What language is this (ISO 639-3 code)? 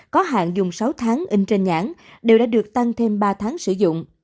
vie